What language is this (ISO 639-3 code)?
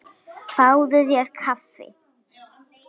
isl